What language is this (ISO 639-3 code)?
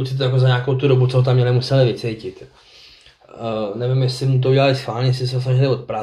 ces